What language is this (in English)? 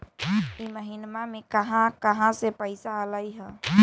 Magahi